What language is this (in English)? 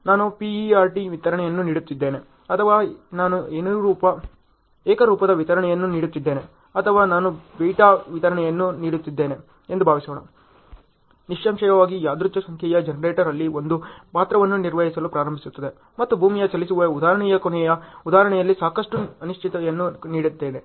Kannada